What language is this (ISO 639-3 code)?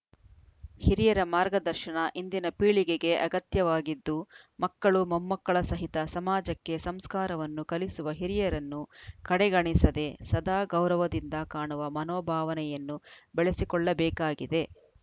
kan